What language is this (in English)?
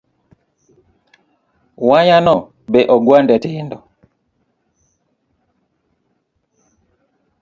Luo (Kenya and Tanzania)